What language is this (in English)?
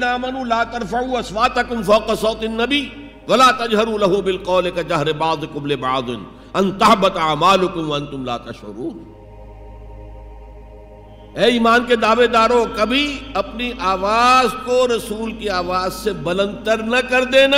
Urdu